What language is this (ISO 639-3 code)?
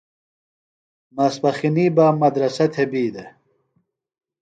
phl